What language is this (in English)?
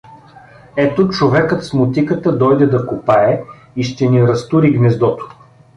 Bulgarian